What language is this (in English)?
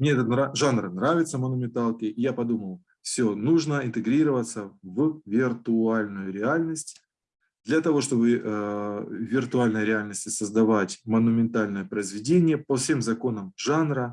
Russian